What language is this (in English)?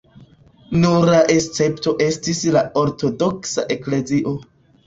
Esperanto